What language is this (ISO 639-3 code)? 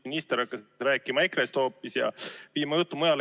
est